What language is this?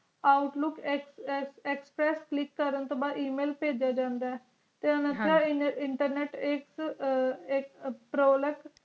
Punjabi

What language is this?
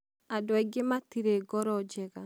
Kikuyu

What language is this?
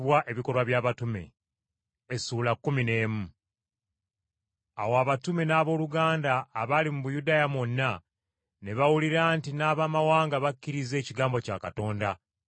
Ganda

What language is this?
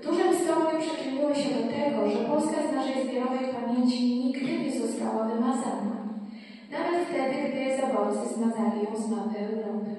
Polish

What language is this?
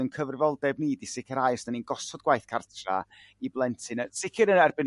Welsh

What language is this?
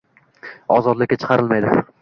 Uzbek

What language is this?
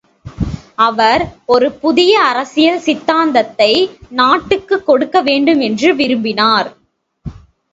Tamil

